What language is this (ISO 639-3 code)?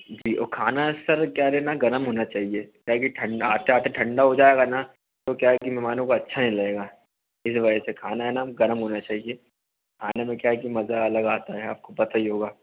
hin